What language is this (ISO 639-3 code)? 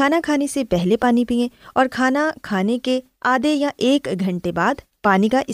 urd